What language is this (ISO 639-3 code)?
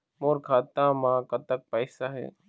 hne